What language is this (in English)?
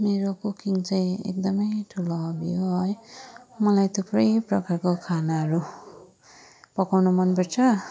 Nepali